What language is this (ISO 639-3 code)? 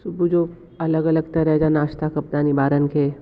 snd